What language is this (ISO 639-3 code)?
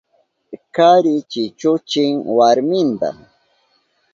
qup